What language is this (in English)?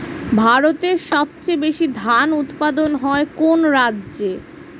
Bangla